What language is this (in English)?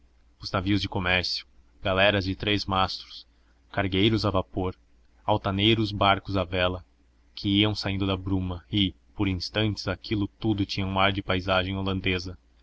Portuguese